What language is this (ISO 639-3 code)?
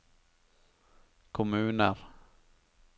nor